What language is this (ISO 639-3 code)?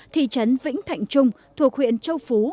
vie